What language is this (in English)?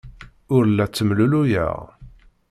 Kabyle